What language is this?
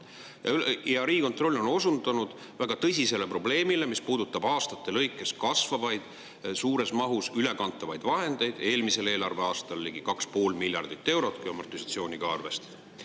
Estonian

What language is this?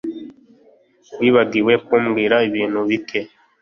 Kinyarwanda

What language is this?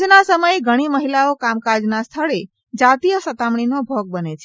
Gujarati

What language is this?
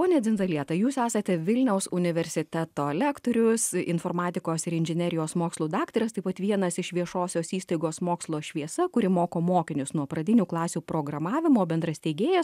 Lithuanian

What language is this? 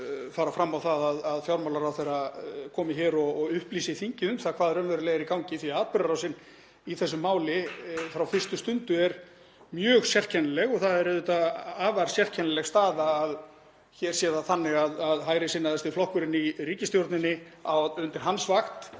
Icelandic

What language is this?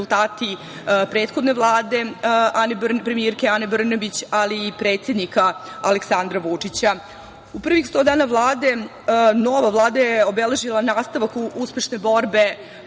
Serbian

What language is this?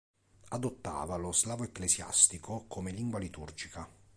Italian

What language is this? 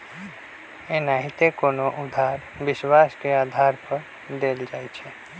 Magahi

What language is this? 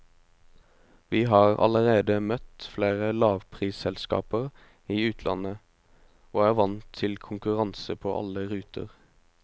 Norwegian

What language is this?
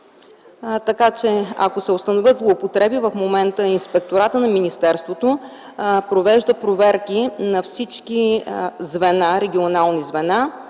Bulgarian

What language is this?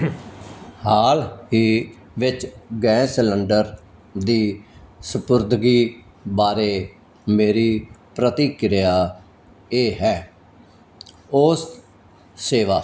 Punjabi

